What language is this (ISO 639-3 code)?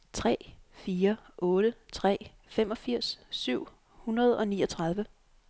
dan